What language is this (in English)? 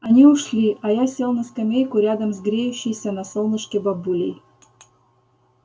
Russian